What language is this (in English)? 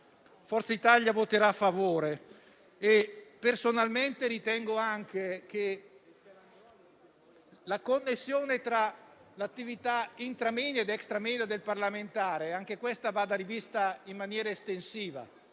Italian